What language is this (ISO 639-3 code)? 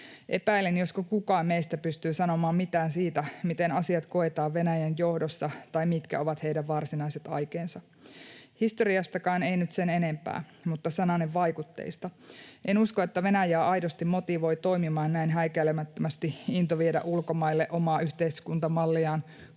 fin